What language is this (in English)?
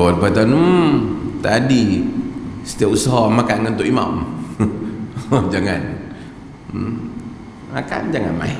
Malay